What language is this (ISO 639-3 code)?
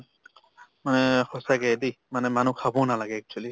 asm